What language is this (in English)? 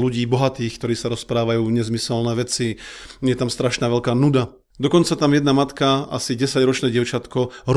Slovak